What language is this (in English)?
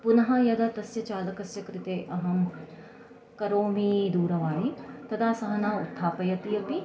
Sanskrit